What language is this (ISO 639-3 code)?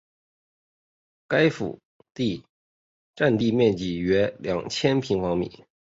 zho